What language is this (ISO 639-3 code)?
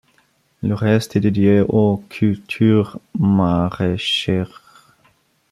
fra